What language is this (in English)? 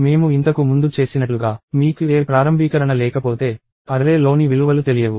Telugu